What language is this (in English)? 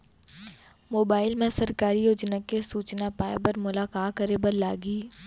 Chhattisgarhi